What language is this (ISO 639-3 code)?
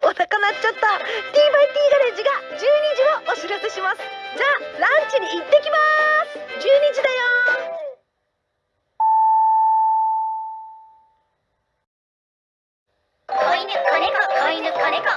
jpn